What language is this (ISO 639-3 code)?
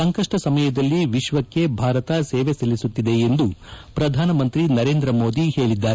kan